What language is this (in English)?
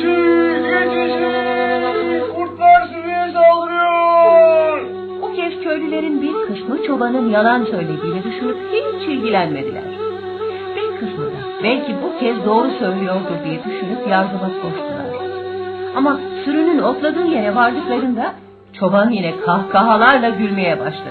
Turkish